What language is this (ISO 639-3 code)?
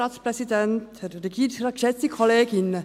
gsw